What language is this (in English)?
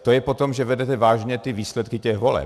Czech